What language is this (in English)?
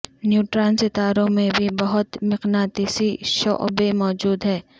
Urdu